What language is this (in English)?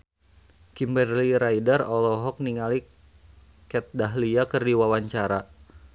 Sundanese